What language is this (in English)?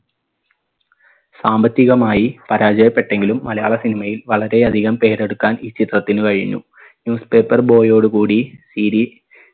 Malayalam